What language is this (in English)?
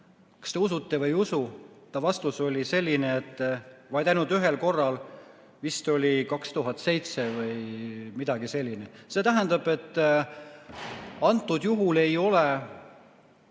Estonian